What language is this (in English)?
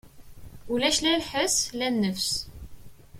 Kabyle